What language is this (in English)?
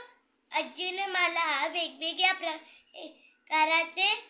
Marathi